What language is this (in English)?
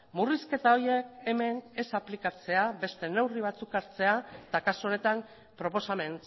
Basque